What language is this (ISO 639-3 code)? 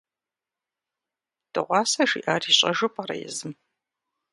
kbd